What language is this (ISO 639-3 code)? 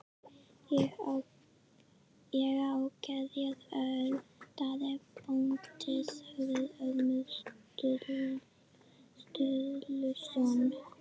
isl